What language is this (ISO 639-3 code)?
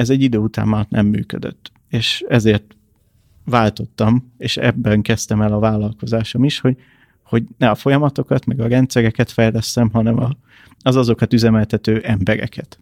hun